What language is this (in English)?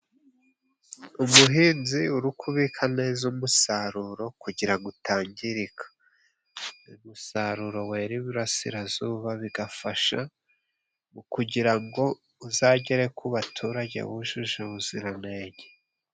Kinyarwanda